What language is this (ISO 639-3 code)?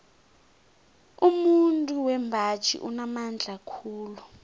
nbl